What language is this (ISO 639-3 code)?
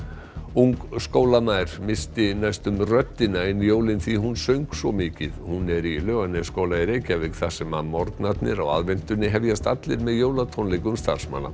isl